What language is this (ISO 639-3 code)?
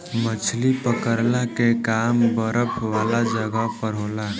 bho